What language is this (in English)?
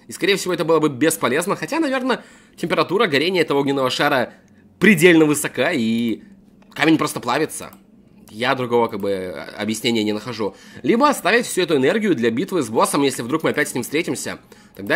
Russian